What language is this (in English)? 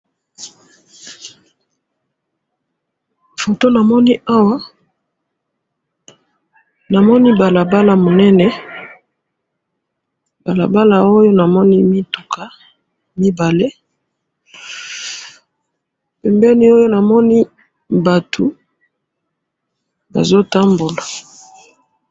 Lingala